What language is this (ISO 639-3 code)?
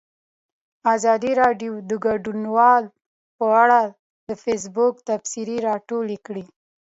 pus